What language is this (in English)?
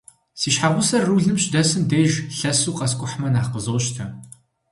Kabardian